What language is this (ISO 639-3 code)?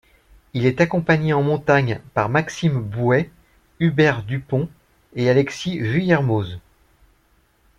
fra